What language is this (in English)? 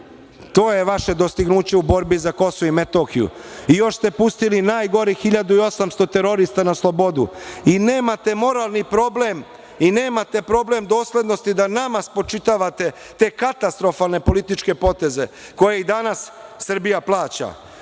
Serbian